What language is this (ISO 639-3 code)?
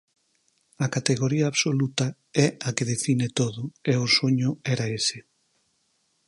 glg